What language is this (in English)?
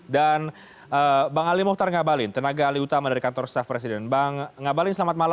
Indonesian